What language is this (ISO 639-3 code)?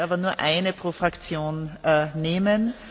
deu